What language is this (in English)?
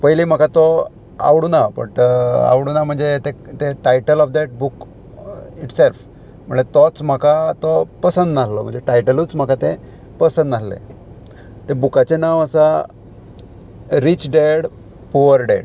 Konkani